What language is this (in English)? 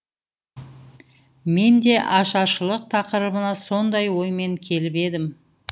Kazakh